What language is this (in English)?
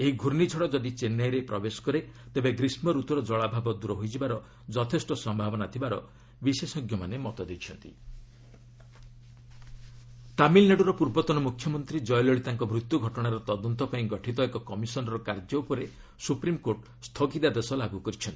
Odia